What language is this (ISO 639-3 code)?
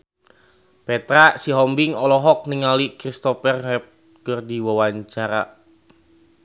sun